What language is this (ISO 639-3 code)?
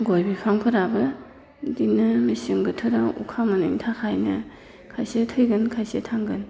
brx